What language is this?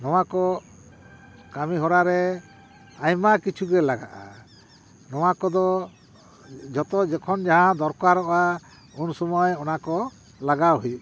Santali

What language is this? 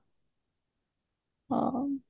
Odia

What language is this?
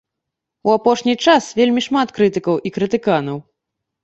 Belarusian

